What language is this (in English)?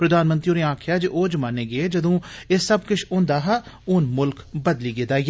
Dogri